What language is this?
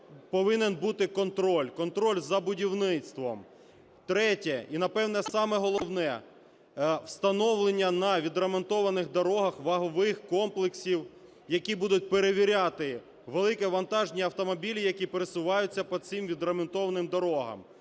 Ukrainian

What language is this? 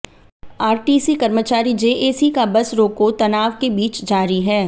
Hindi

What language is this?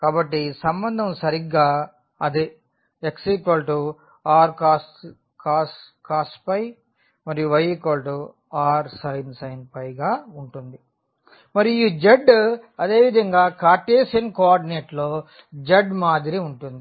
Telugu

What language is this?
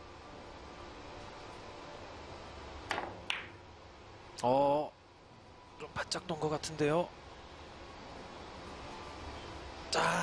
Korean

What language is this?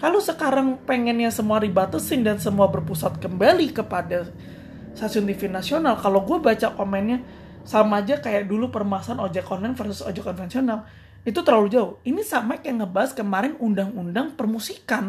Indonesian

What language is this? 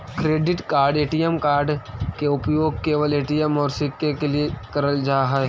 Magahi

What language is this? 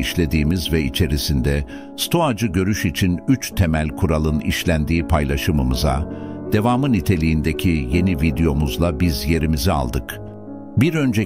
Turkish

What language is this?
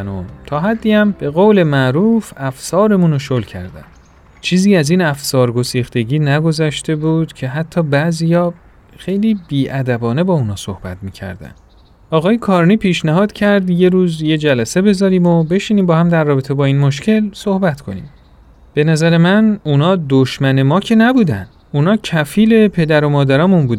Persian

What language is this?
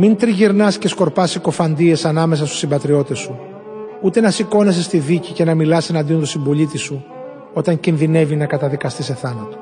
Greek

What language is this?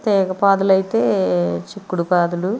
Telugu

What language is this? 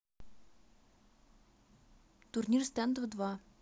Russian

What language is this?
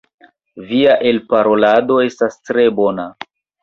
Esperanto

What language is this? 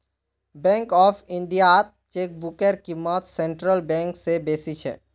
Magahi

